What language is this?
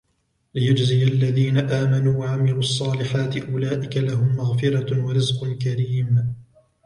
Arabic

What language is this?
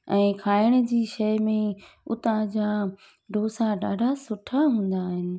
Sindhi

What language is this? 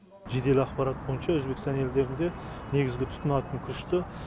Kazakh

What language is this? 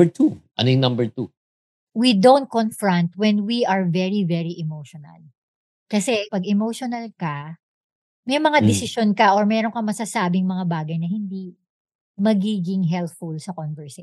Filipino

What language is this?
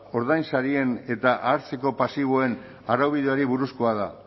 Basque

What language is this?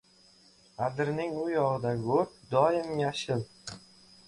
Uzbek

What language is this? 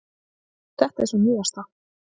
Icelandic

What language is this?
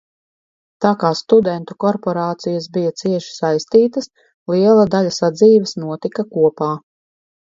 Latvian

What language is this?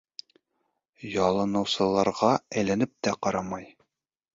Bashkir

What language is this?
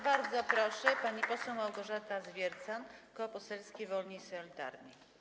Polish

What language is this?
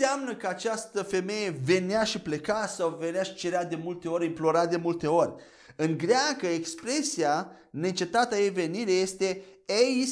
Romanian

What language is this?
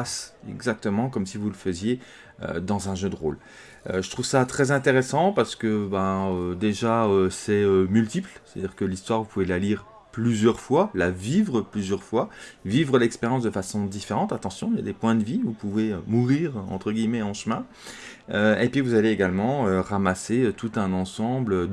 French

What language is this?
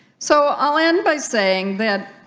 English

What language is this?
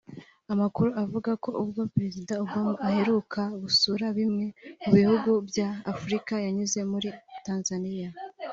Kinyarwanda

